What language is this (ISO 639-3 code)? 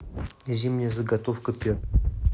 rus